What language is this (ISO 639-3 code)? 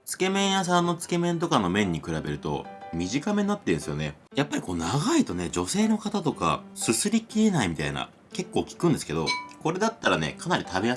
jpn